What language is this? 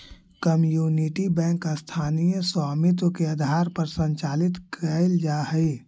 Magahi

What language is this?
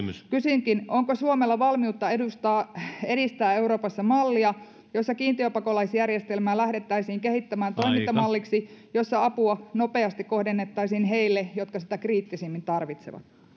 Finnish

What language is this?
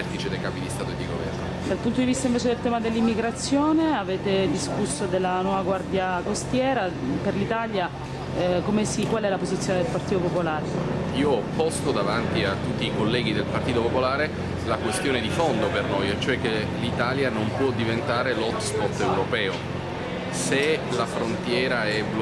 Italian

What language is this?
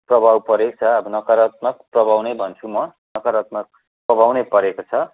Nepali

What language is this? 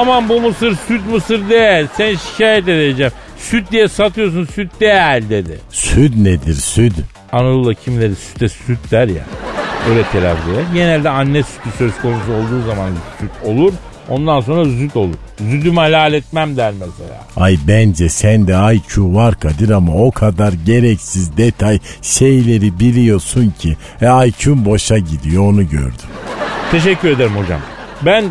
Turkish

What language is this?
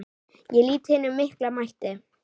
Icelandic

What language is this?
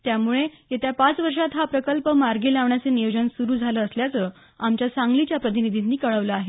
Marathi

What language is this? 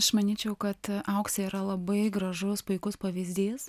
Lithuanian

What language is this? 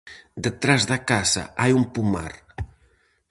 Galician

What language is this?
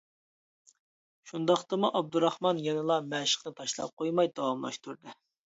Uyghur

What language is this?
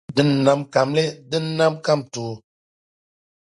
Dagbani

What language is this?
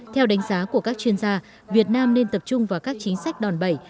Vietnamese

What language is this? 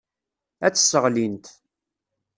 Kabyle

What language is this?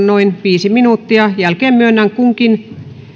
Finnish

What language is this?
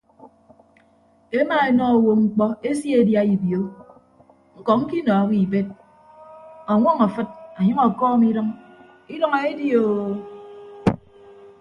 Ibibio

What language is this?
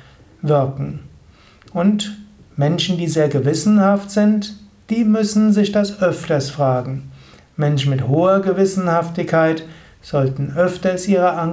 German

